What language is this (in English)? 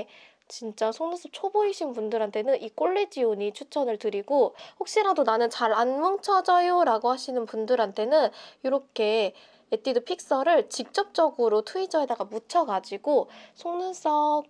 Korean